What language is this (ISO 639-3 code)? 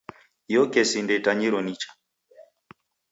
dav